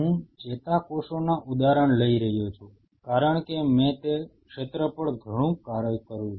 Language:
Gujarati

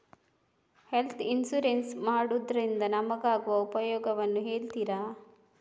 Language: Kannada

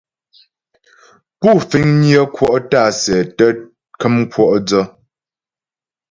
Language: Ghomala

